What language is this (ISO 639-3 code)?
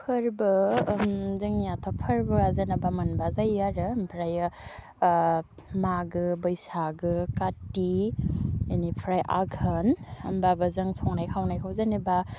brx